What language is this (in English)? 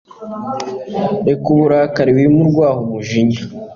Kinyarwanda